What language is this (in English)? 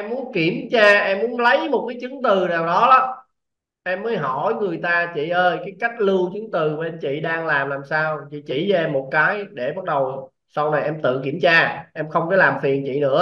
Vietnamese